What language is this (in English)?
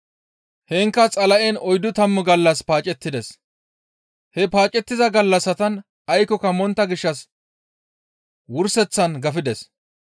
Gamo